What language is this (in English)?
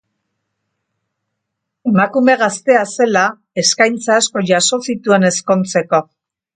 Basque